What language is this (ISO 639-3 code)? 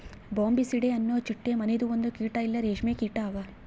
kan